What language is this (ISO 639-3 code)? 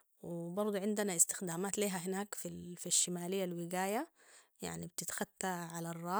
apd